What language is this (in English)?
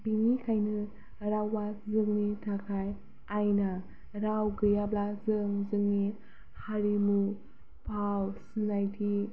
Bodo